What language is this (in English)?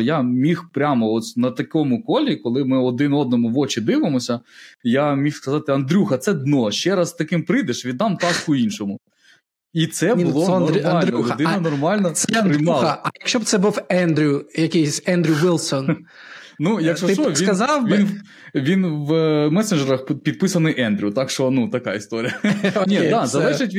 Ukrainian